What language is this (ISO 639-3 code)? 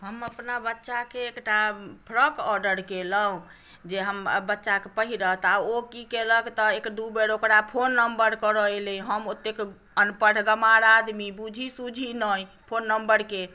mai